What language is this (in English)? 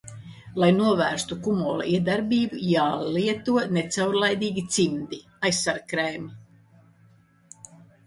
Latvian